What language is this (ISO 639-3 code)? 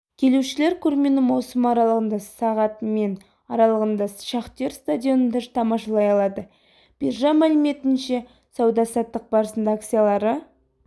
kaz